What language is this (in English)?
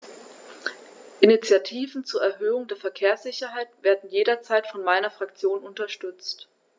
German